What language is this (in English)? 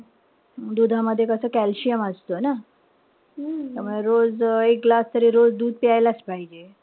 Marathi